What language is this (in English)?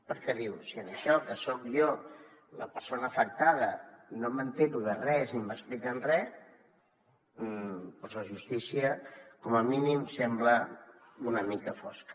Catalan